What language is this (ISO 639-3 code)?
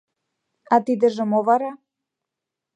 chm